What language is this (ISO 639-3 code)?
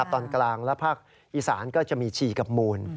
tha